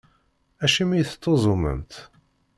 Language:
Kabyle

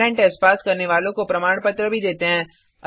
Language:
Hindi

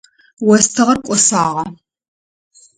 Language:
Adyghe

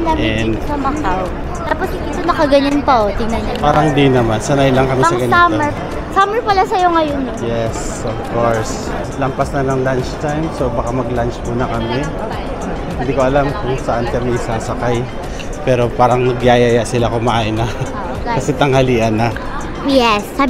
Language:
Filipino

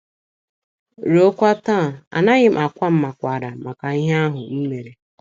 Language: Igbo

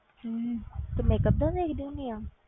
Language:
Punjabi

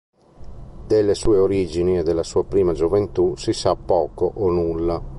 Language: Italian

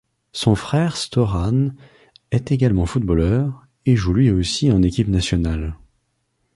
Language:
French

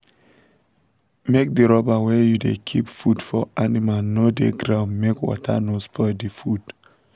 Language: Nigerian Pidgin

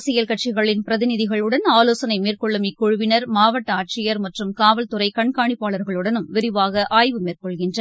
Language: Tamil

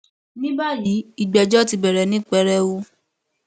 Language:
Yoruba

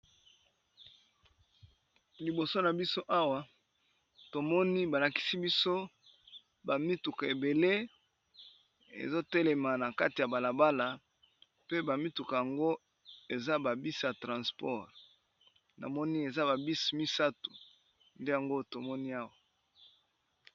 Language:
Lingala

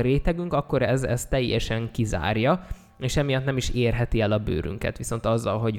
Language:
Hungarian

